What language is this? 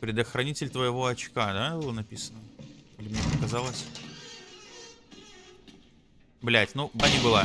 Russian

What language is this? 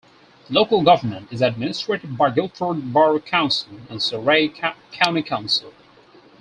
English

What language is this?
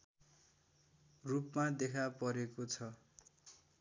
Nepali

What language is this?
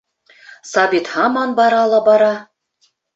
Bashkir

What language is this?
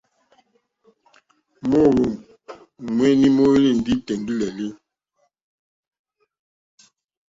Mokpwe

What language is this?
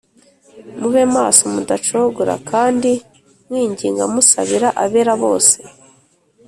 Kinyarwanda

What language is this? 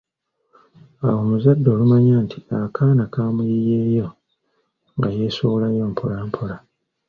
Ganda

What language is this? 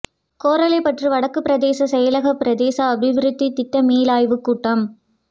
Tamil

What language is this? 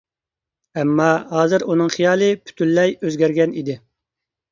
Uyghur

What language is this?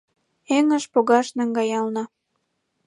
Mari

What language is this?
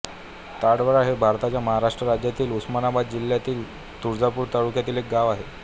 Marathi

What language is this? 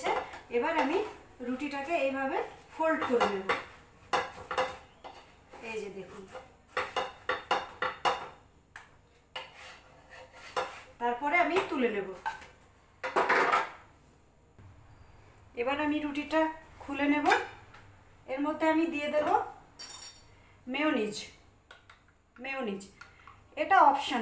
Hindi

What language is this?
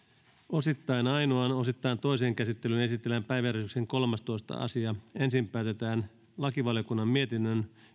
Finnish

